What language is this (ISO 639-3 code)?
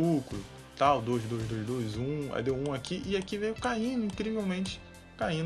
por